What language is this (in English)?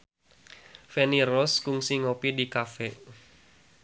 Sundanese